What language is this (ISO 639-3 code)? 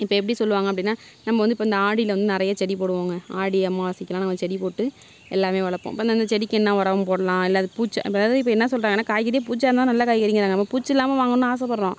tam